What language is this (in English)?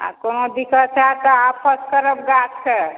Maithili